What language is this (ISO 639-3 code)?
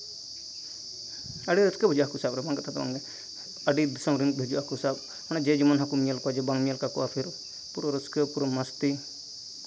sat